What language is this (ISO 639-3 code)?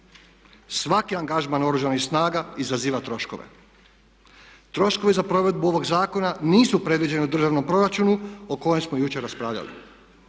hrv